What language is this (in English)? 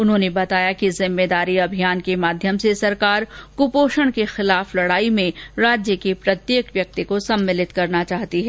Hindi